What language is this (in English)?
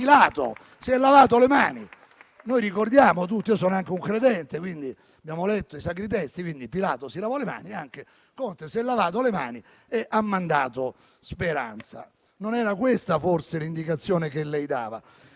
Italian